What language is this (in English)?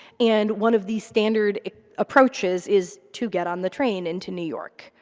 English